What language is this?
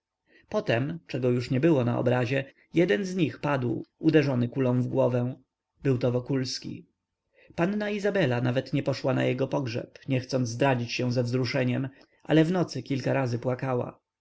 Polish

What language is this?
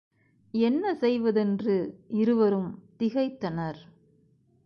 Tamil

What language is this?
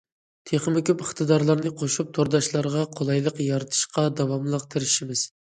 Uyghur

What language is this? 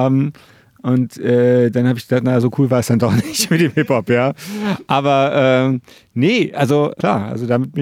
German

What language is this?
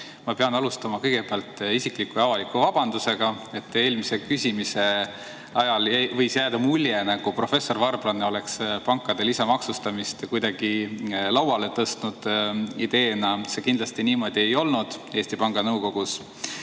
Estonian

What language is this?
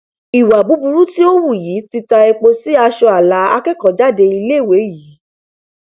Yoruba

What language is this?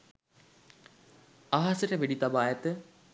Sinhala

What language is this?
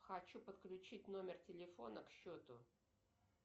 Russian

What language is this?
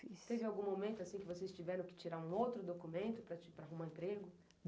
Portuguese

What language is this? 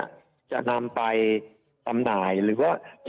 Thai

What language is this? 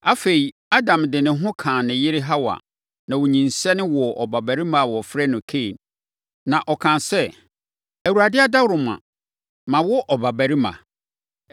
Akan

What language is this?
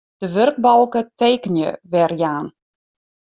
Western Frisian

